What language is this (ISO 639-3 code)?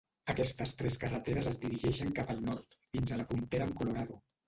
cat